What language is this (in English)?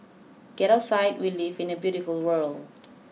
English